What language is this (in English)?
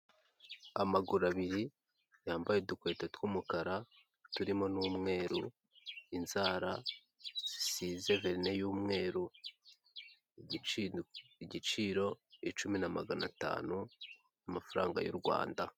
Kinyarwanda